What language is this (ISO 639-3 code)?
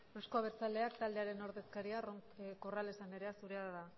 eus